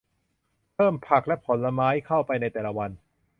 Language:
Thai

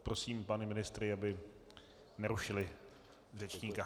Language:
Czech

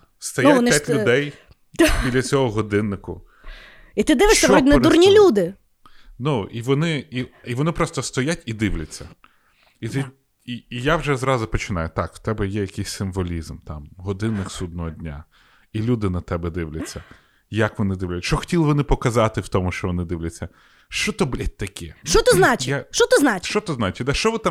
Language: Ukrainian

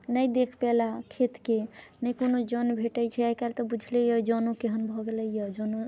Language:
Maithili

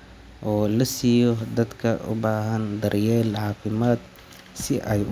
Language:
Somali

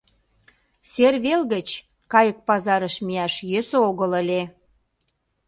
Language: Mari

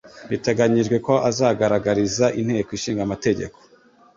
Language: Kinyarwanda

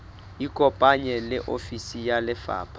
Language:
Southern Sotho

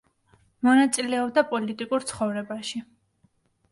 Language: Georgian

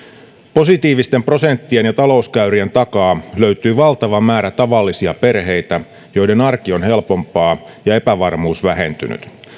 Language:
Finnish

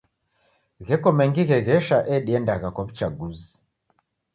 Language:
Taita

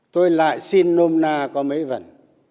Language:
Vietnamese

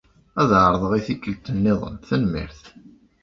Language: Kabyle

